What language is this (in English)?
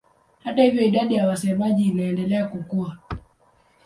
Swahili